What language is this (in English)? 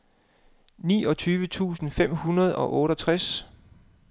Danish